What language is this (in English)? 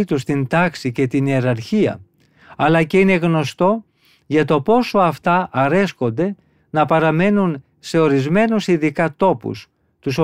Greek